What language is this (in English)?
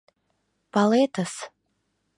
Mari